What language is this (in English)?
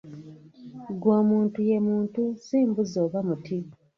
Ganda